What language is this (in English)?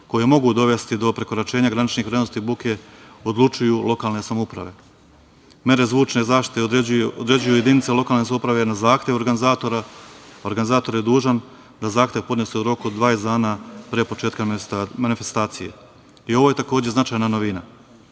Serbian